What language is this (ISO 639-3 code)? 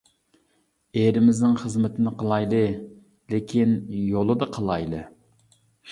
uig